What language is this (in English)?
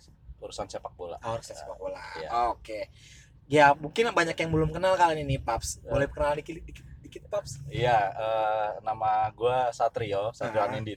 Indonesian